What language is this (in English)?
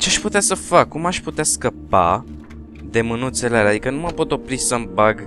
Romanian